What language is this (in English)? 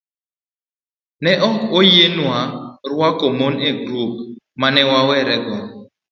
Luo (Kenya and Tanzania)